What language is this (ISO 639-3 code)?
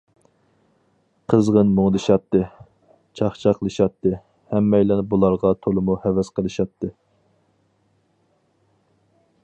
uig